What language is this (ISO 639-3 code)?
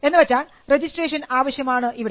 mal